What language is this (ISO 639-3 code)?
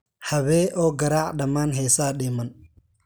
som